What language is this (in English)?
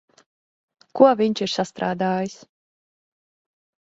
Latvian